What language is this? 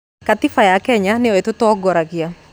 Kikuyu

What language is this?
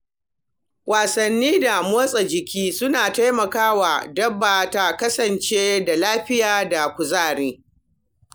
Hausa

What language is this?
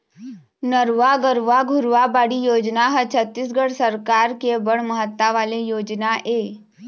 Chhattisgarhi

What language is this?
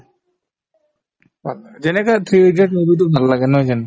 Assamese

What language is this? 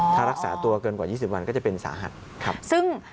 Thai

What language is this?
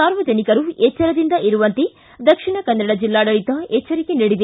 Kannada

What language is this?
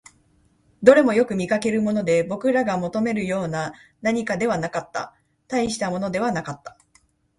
Japanese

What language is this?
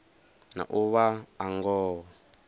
Venda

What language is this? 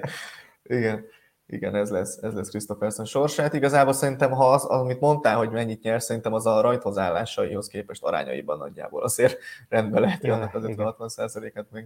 Hungarian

